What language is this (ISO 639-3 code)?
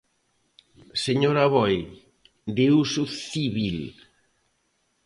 glg